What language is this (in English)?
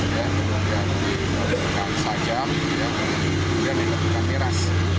Indonesian